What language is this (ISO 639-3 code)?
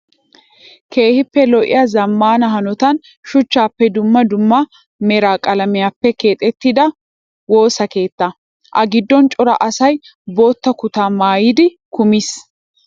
wal